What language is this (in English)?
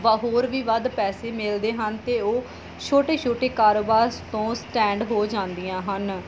Punjabi